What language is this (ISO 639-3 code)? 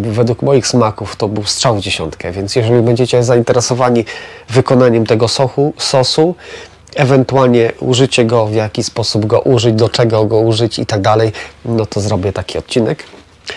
pol